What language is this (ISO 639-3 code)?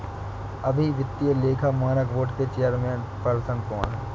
hin